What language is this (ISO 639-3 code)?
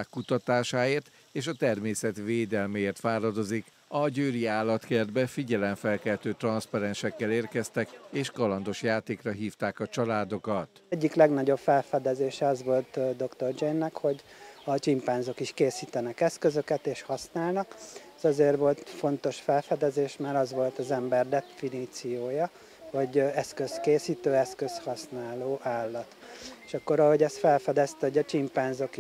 hun